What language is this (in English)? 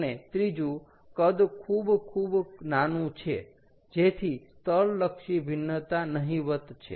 Gujarati